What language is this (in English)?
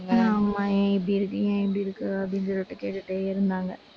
Tamil